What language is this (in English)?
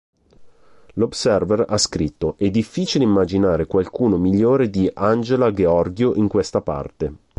Italian